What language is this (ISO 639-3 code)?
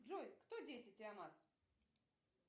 rus